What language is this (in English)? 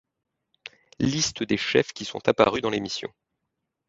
French